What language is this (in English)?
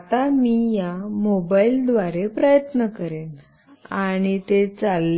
Marathi